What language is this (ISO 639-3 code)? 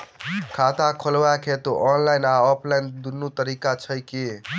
mai